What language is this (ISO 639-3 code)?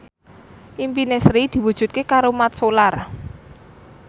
jav